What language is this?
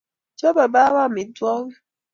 Kalenjin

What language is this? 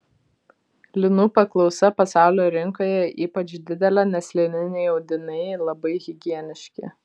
Lithuanian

